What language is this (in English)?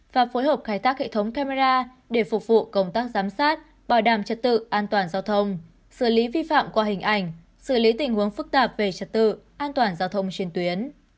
Vietnamese